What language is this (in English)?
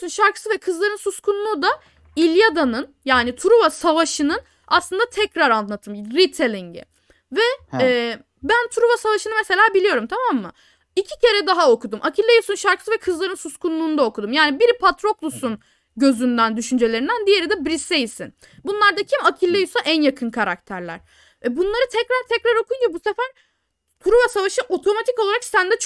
Turkish